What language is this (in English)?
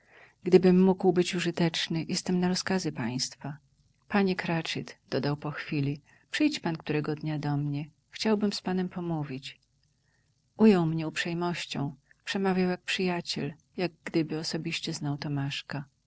Polish